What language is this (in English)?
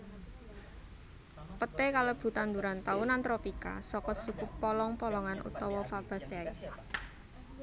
Javanese